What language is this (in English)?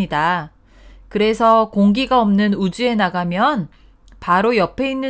Korean